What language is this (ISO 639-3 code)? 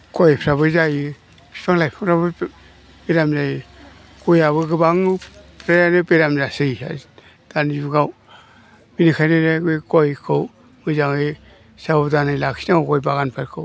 brx